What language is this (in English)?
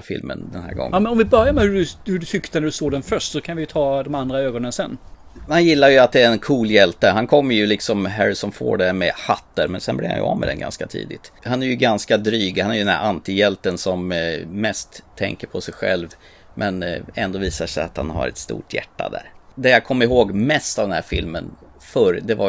Swedish